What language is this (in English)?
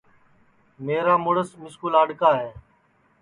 Sansi